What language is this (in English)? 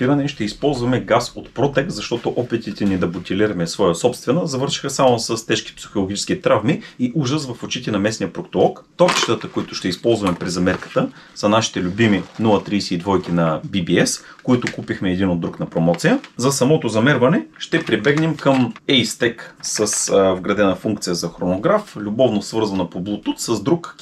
Bulgarian